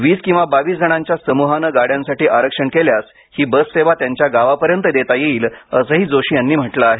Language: Marathi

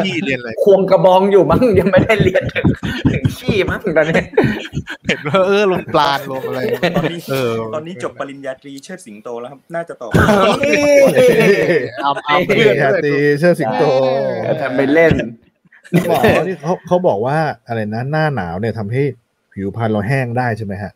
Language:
Thai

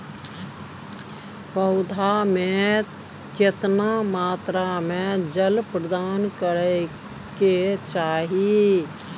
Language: Maithili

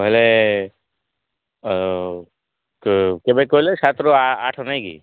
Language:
Odia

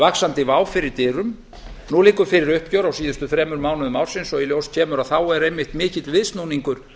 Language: Icelandic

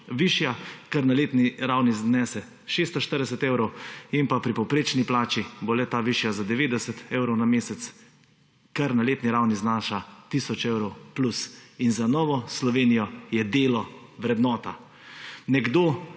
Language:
Slovenian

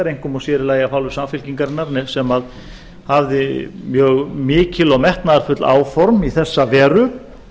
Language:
Icelandic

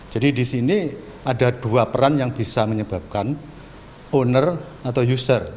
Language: Indonesian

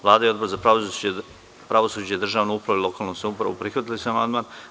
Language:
Serbian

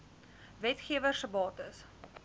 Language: Afrikaans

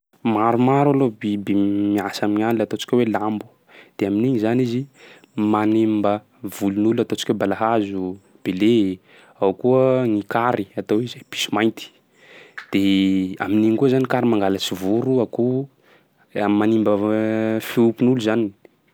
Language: Sakalava Malagasy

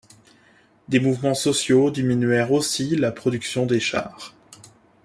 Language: French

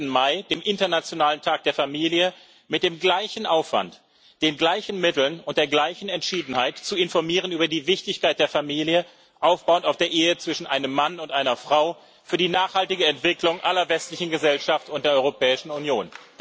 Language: German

